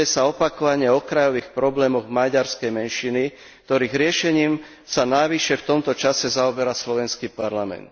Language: Slovak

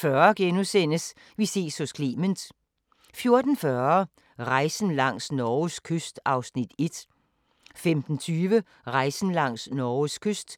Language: Danish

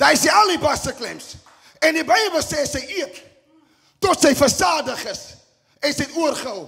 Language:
Dutch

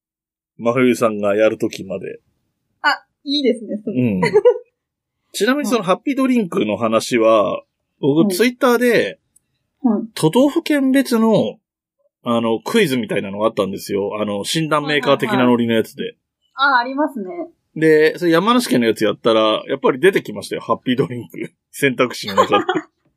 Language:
Japanese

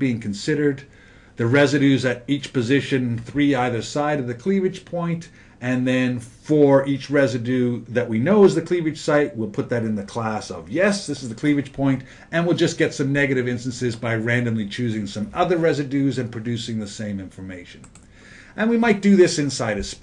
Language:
English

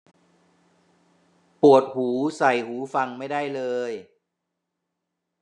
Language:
Thai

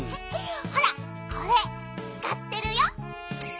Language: Japanese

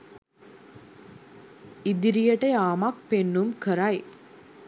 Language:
Sinhala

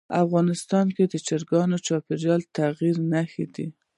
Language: Pashto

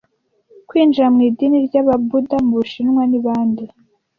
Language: Kinyarwanda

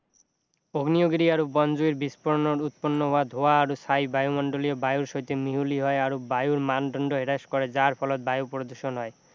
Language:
Assamese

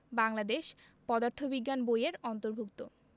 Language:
Bangla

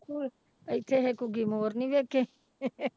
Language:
Punjabi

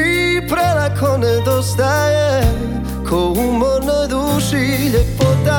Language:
Croatian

